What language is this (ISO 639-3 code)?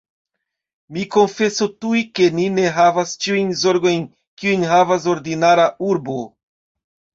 epo